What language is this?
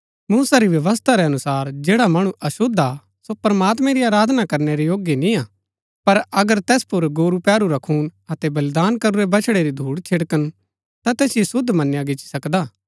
Gaddi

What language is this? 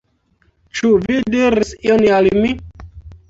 Esperanto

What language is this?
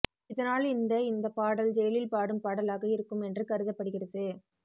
Tamil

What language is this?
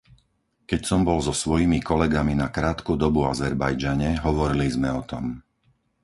Slovak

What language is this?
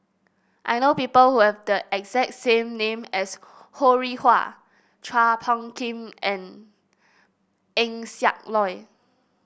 English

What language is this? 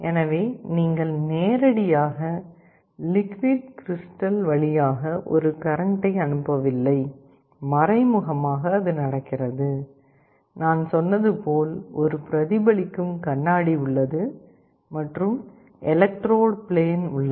Tamil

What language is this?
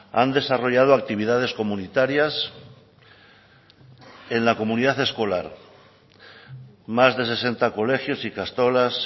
Spanish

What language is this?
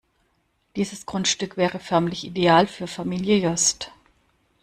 German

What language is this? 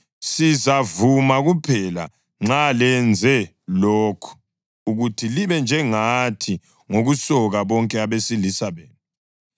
North Ndebele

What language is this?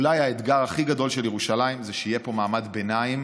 Hebrew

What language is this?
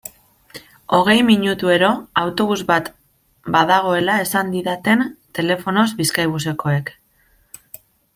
Basque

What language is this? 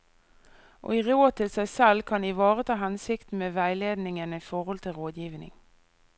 Norwegian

